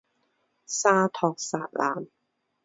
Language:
Chinese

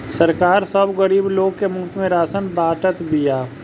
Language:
Bhojpuri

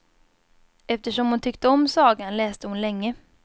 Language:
Swedish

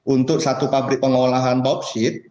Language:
Indonesian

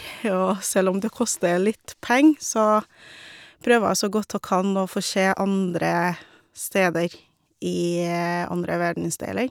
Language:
Norwegian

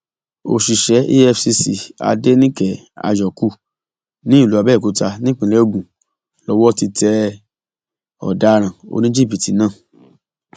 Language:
Yoruba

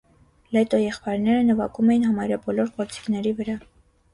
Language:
Armenian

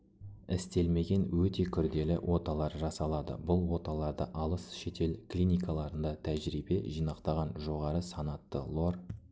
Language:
Kazakh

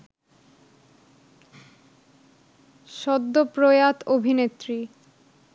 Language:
Bangla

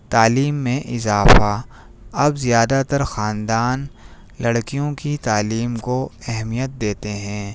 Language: Urdu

